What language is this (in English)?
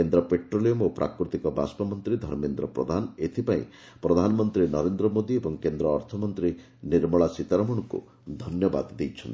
Odia